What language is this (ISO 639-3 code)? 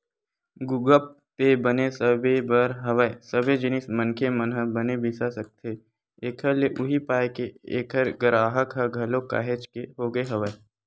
hne